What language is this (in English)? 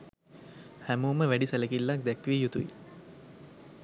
Sinhala